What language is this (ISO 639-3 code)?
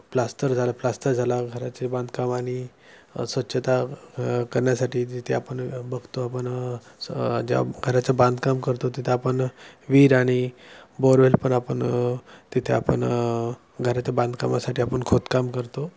mar